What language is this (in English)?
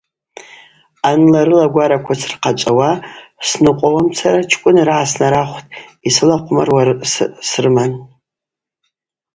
Abaza